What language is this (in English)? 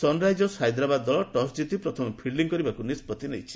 Odia